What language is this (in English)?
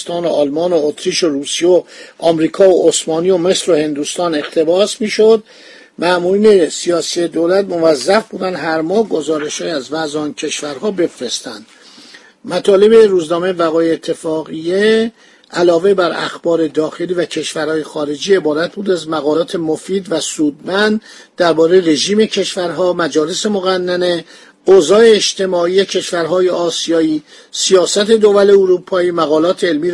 Persian